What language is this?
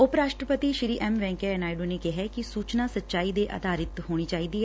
Punjabi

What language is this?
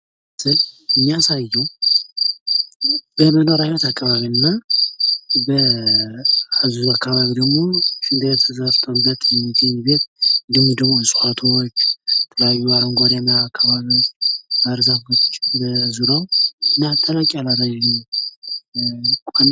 Amharic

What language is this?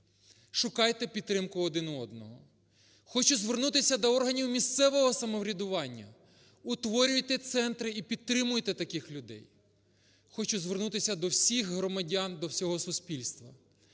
Ukrainian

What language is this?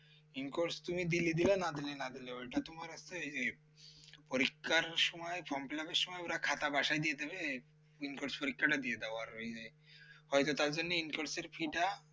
Bangla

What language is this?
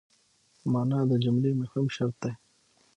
Pashto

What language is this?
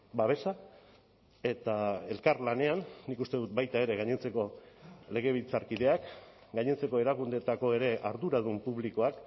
Basque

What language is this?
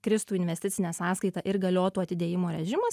Lithuanian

